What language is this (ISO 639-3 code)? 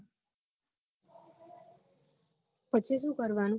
guj